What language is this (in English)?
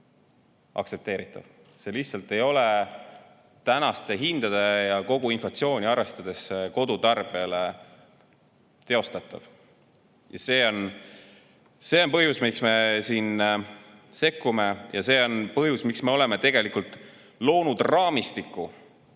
Estonian